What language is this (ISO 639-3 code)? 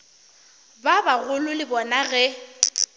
nso